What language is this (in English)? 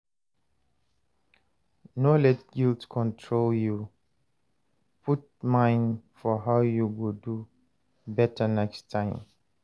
Nigerian Pidgin